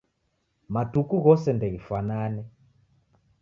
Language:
Taita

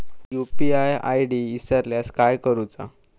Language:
Marathi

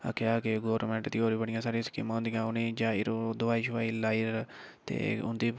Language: Dogri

